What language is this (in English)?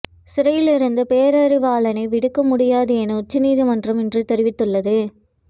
Tamil